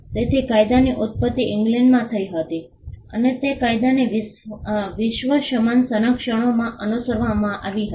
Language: Gujarati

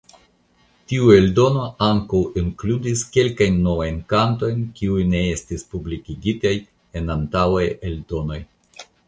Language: Esperanto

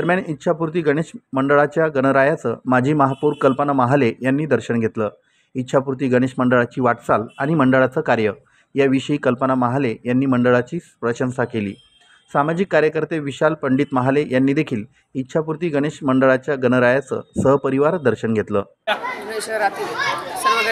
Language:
Marathi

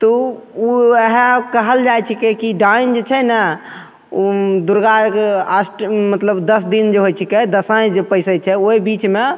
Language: Maithili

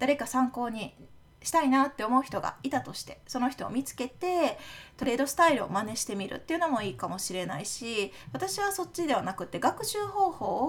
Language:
Japanese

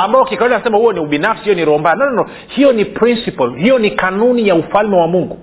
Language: Swahili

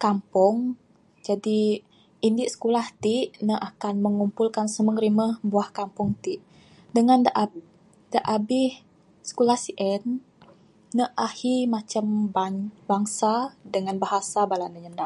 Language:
Bukar-Sadung Bidayuh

